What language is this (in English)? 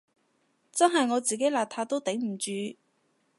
Cantonese